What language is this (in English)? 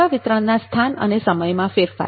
Gujarati